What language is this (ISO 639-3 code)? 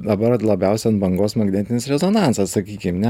lit